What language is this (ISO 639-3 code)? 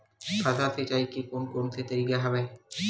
hne